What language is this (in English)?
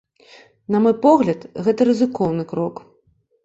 Belarusian